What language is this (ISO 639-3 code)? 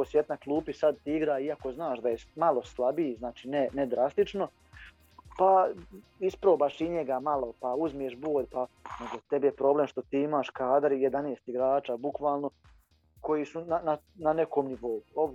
hrv